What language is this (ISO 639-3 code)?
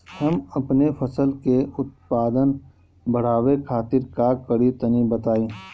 bho